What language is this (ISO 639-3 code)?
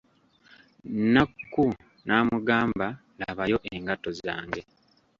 lug